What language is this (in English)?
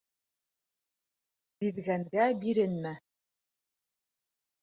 Bashkir